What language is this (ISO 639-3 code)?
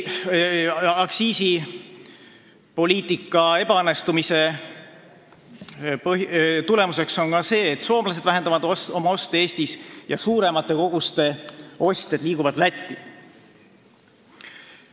est